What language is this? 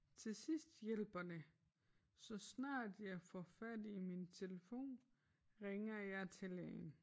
Danish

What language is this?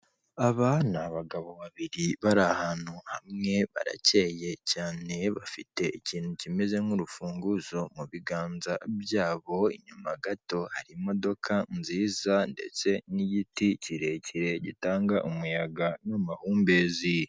Kinyarwanda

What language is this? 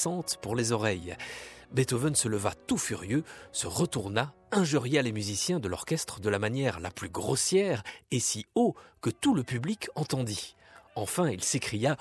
French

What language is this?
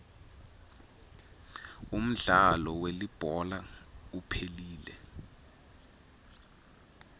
Swati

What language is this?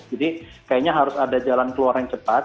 Indonesian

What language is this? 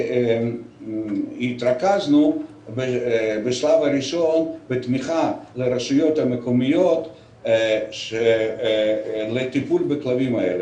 Hebrew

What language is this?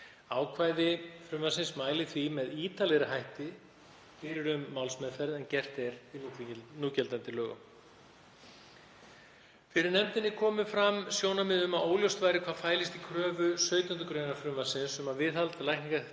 Icelandic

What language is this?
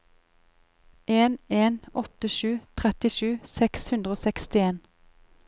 Norwegian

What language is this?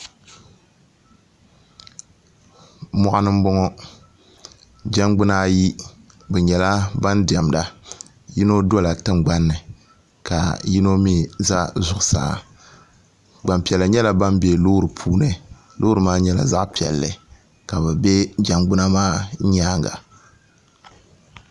Dagbani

